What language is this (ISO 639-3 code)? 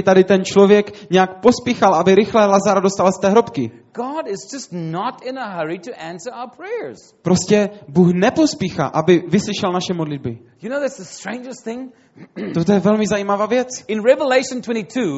ces